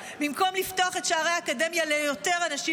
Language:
Hebrew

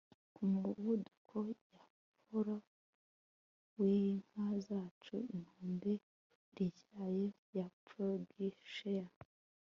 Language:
Kinyarwanda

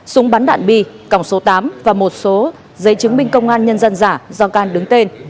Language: Vietnamese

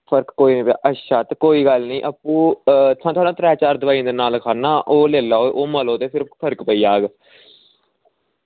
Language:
Dogri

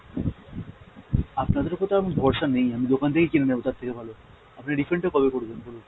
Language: Bangla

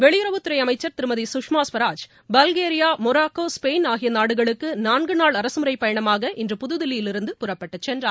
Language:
Tamil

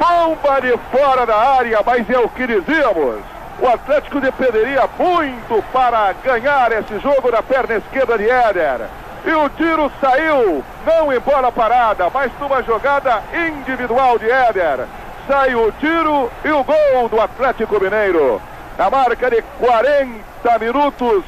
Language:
Portuguese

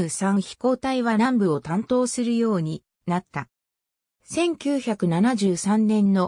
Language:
Japanese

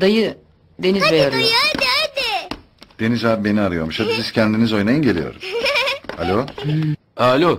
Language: Turkish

